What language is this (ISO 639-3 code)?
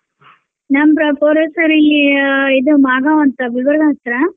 kan